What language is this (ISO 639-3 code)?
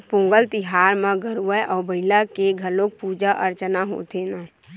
hne